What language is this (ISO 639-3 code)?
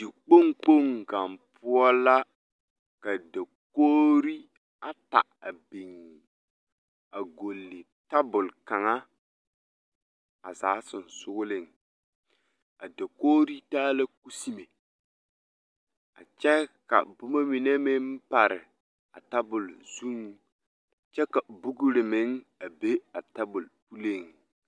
dga